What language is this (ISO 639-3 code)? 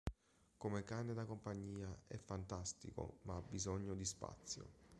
ita